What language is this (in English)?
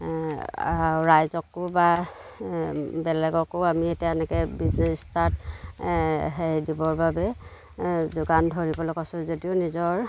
Assamese